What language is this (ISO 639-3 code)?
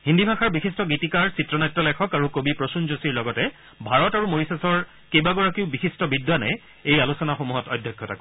asm